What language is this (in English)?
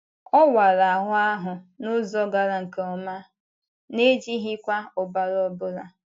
Igbo